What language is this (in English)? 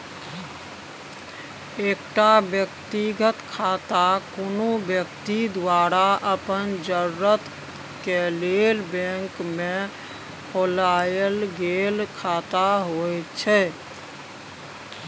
Maithili